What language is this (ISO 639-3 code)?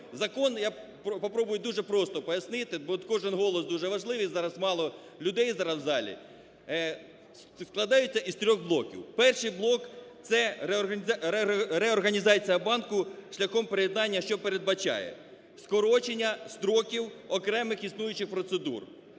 ukr